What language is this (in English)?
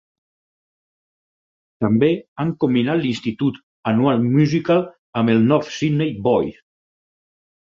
Catalan